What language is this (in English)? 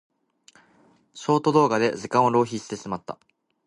Japanese